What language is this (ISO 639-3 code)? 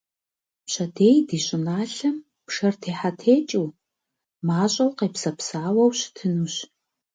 kbd